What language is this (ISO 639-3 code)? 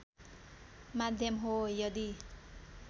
nep